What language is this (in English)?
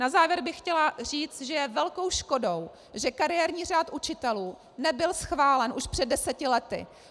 Czech